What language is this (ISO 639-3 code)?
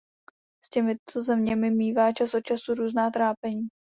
ces